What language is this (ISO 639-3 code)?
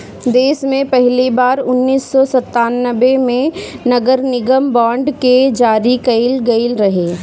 bho